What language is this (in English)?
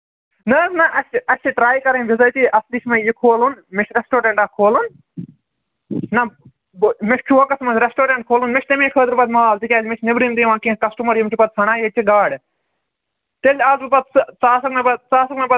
Kashmiri